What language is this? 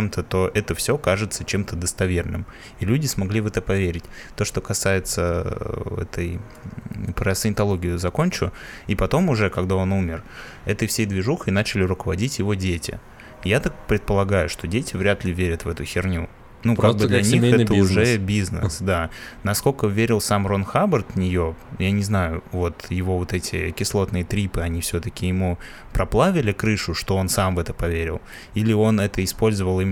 Russian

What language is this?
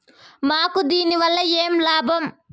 Telugu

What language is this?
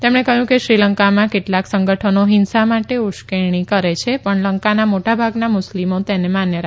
Gujarati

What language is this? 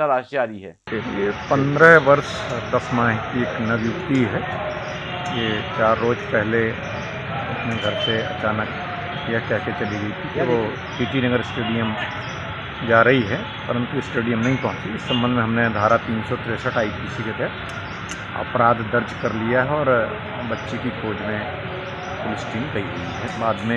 Hindi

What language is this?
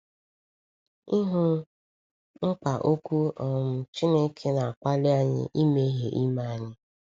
Igbo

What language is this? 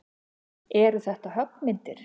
Icelandic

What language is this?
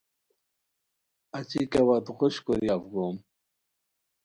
Khowar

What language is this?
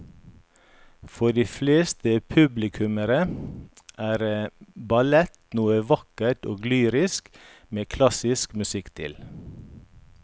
Norwegian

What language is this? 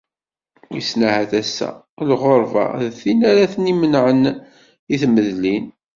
Kabyle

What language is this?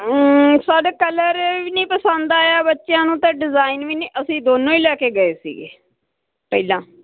Punjabi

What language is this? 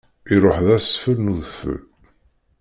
Kabyle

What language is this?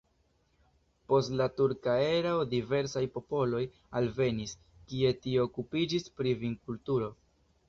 Esperanto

